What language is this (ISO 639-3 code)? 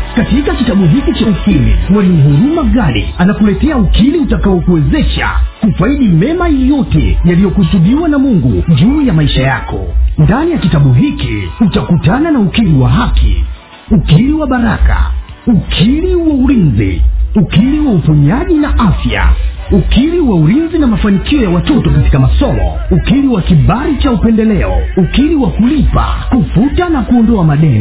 swa